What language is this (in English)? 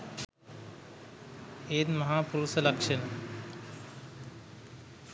Sinhala